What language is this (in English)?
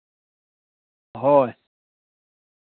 Santali